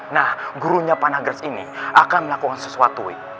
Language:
Indonesian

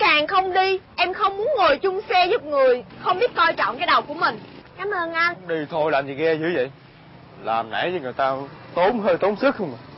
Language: Vietnamese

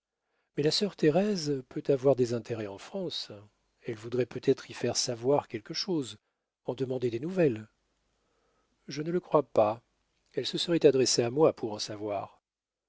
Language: French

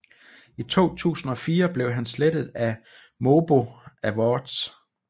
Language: Danish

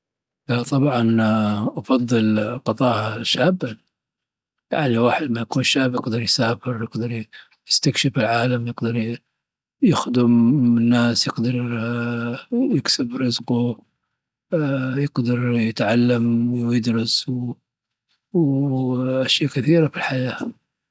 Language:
Dhofari Arabic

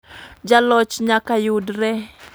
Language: Luo (Kenya and Tanzania)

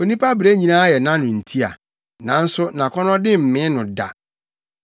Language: Akan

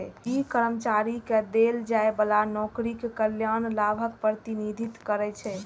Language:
Maithili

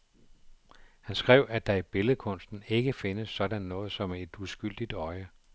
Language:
Danish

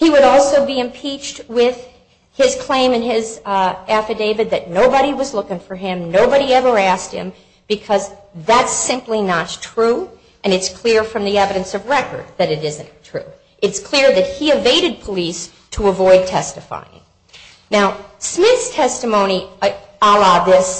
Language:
English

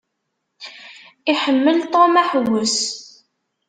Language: Kabyle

